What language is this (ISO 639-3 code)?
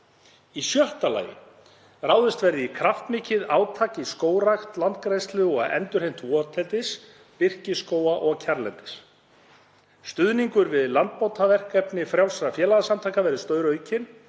isl